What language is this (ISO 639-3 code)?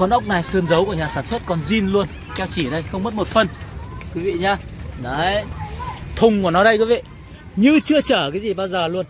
vie